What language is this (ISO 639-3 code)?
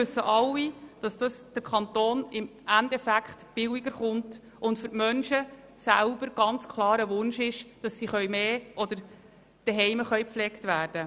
gsw